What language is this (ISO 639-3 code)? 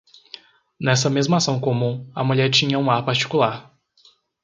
por